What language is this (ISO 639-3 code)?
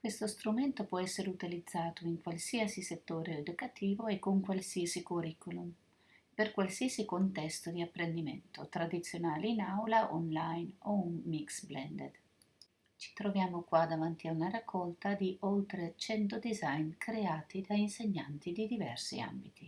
ita